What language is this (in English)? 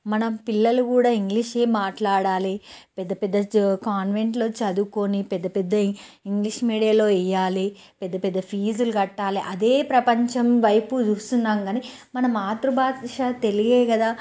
Telugu